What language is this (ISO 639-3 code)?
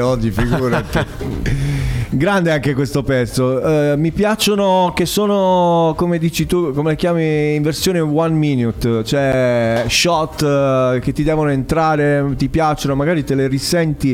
ita